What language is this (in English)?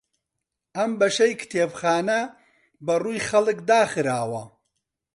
Central Kurdish